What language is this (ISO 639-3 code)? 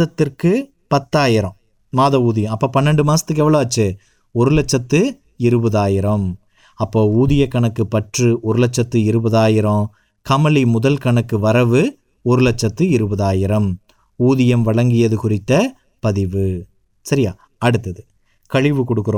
tam